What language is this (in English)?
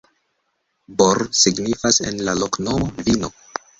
Esperanto